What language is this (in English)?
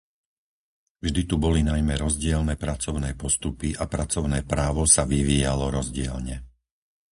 Slovak